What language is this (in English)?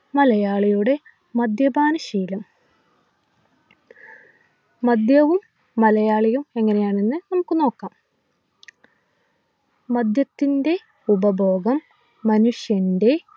Malayalam